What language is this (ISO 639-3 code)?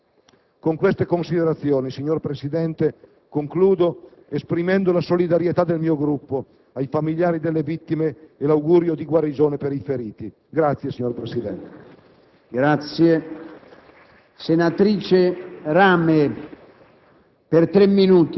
ita